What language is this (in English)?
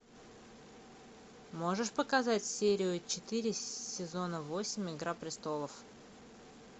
Russian